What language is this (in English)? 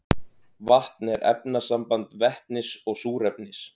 Icelandic